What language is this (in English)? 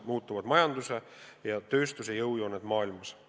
Estonian